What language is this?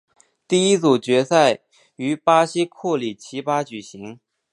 Chinese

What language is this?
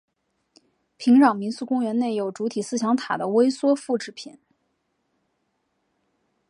Chinese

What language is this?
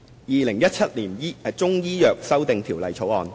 Cantonese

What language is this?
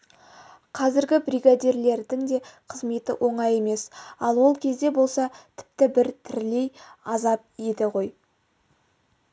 Kazakh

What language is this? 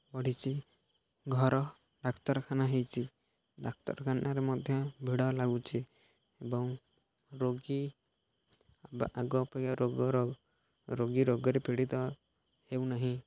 Odia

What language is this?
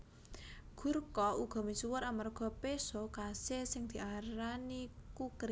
Javanese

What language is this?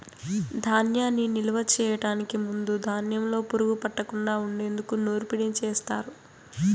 Telugu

